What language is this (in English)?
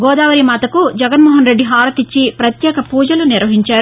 Telugu